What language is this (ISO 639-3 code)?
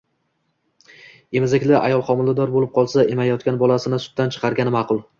uzb